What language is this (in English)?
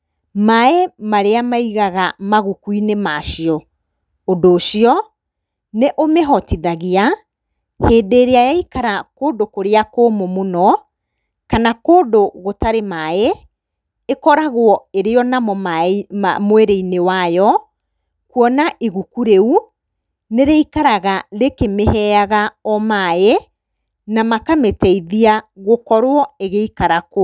Kikuyu